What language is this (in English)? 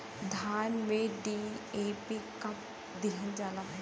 Bhojpuri